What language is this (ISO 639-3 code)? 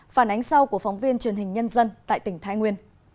vie